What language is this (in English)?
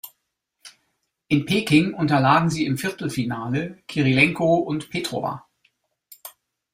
German